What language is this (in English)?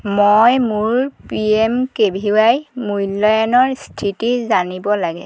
Assamese